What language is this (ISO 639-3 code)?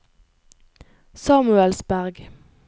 nor